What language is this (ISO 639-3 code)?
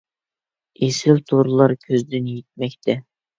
uig